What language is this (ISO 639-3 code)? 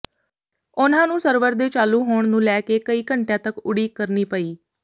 pan